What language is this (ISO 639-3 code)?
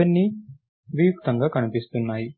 tel